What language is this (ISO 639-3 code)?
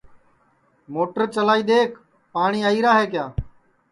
ssi